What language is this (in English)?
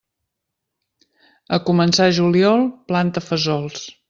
Catalan